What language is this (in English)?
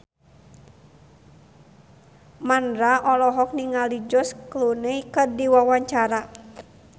Sundanese